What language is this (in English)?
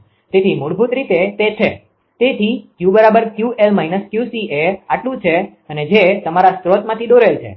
Gujarati